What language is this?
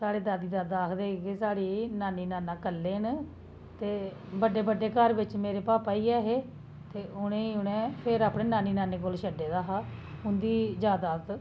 Dogri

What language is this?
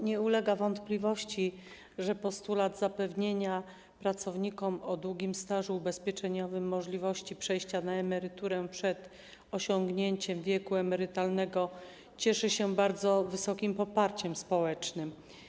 Polish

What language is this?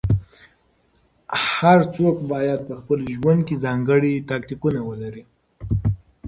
Pashto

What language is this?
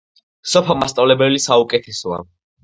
Georgian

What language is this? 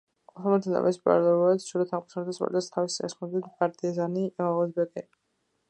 Georgian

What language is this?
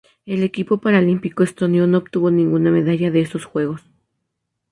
Spanish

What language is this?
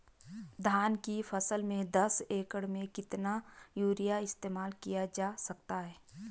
Hindi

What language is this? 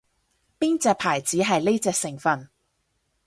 Cantonese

